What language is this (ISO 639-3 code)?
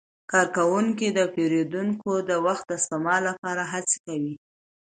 pus